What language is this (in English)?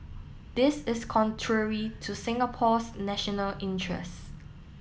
English